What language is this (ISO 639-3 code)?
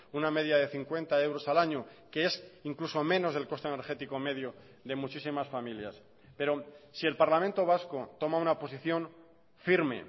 spa